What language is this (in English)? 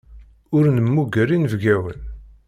Kabyle